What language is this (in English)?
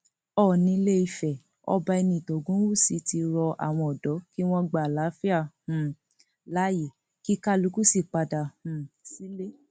Yoruba